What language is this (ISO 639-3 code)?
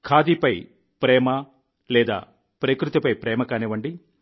tel